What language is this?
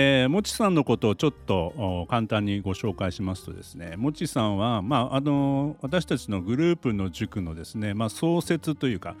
Japanese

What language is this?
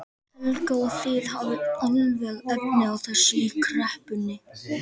Icelandic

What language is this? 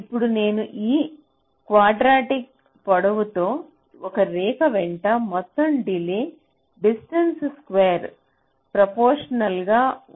Telugu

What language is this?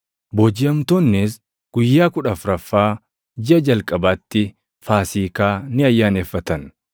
Oromo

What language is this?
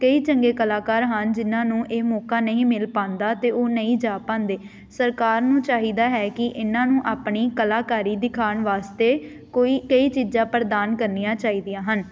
Punjabi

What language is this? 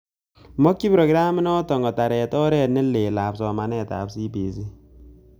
Kalenjin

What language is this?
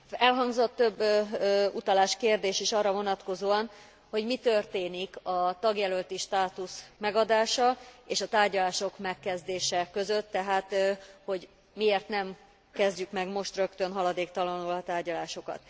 Hungarian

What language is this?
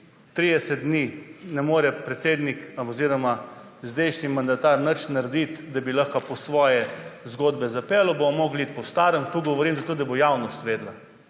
Slovenian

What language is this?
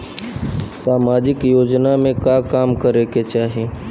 Bhojpuri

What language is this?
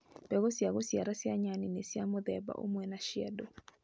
Kikuyu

